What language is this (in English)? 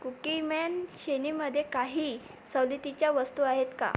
Marathi